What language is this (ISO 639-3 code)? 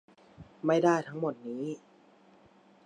tha